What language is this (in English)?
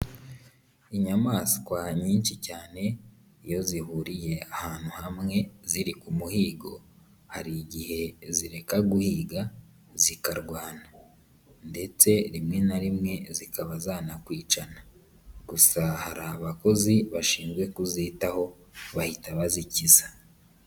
Kinyarwanda